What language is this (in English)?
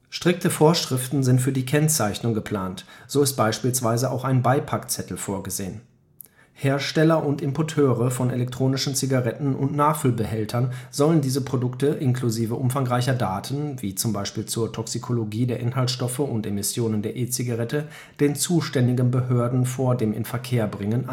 German